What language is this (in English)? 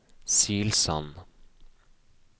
Norwegian